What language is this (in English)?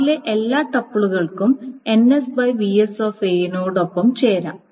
Malayalam